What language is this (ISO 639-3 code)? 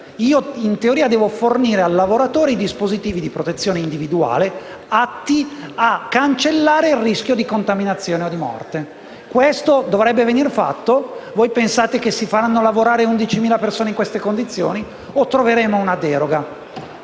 ita